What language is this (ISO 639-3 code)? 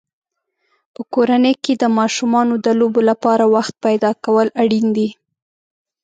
pus